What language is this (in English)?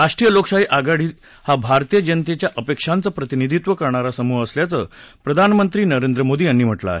Marathi